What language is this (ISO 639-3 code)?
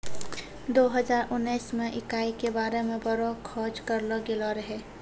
mai